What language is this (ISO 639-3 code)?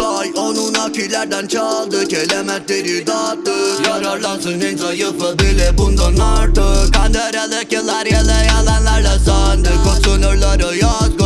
tur